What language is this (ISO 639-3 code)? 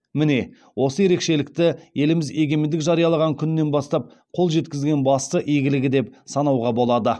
kaz